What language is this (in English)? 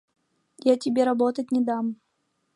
Mari